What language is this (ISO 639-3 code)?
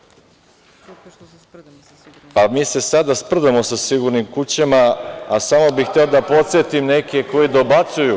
srp